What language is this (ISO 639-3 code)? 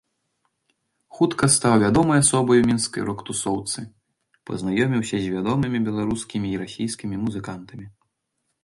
bel